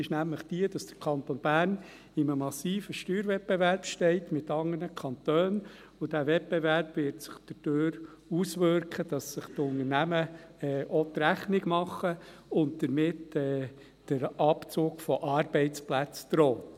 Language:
Swiss German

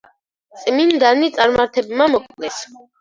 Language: Georgian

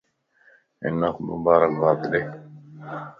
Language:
Lasi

